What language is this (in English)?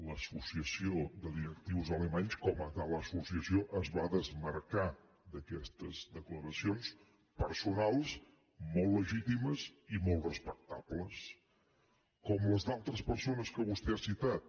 Catalan